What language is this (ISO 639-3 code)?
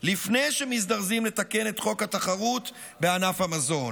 heb